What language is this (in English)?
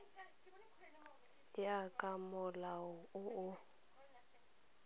Tswana